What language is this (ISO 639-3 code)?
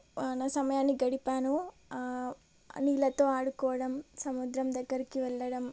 tel